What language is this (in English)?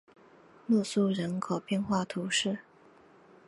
Chinese